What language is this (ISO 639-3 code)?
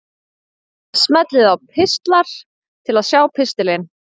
isl